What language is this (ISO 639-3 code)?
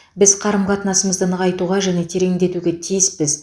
kaz